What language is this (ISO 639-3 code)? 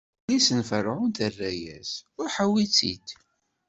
kab